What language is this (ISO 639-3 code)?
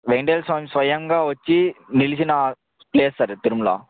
tel